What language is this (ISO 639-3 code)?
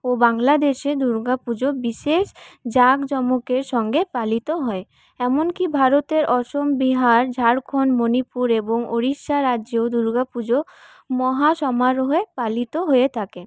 ben